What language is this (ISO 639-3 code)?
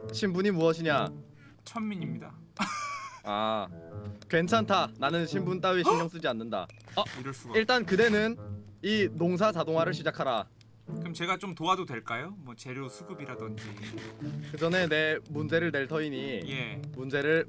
kor